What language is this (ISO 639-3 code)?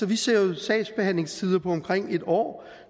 dan